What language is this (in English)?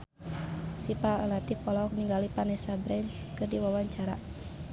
Sundanese